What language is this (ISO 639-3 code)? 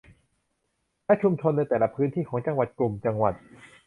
tha